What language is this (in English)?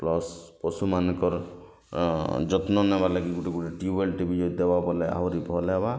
Odia